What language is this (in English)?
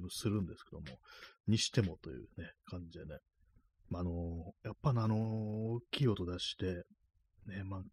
Japanese